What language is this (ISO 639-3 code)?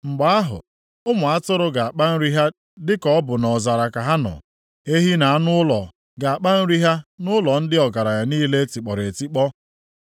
ibo